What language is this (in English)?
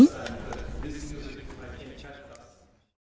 Vietnamese